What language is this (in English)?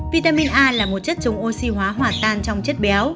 Vietnamese